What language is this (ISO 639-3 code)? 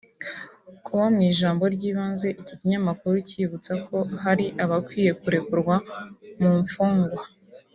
kin